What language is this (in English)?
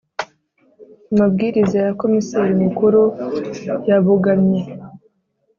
Kinyarwanda